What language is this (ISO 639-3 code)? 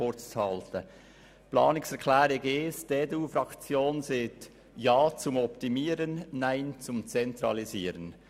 gsw